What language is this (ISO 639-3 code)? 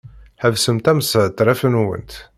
kab